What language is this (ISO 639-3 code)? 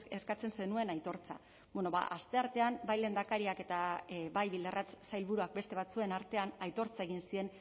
eus